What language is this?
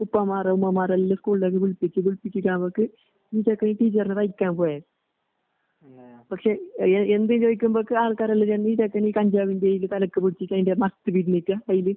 Malayalam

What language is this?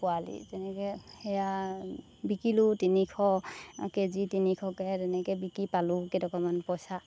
Assamese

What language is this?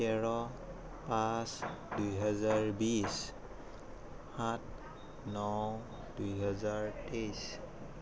Assamese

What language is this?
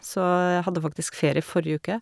Norwegian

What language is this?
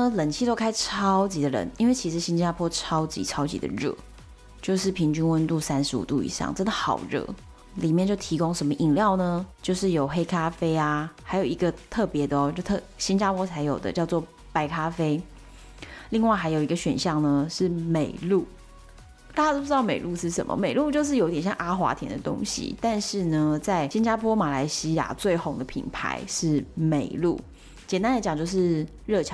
Chinese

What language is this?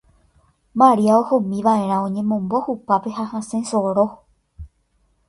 Guarani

